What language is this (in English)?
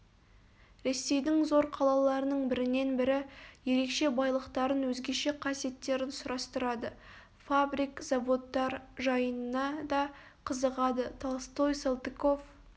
Kazakh